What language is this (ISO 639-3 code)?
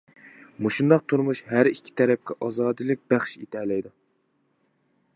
uig